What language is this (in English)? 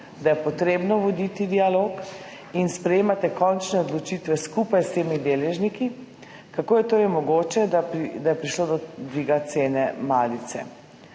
Slovenian